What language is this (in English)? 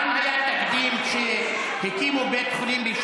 Hebrew